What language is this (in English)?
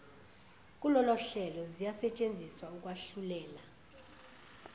Zulu